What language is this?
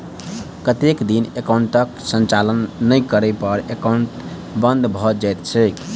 Maithili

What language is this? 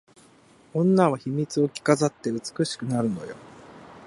Japanese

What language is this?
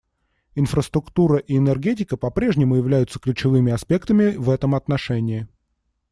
Russian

